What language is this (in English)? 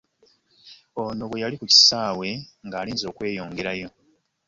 Ganda